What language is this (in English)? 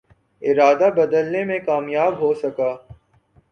Urdu